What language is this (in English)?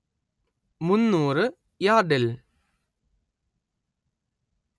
Malayalam